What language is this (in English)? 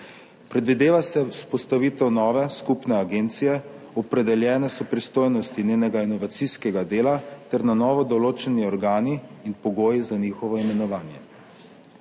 Slovenian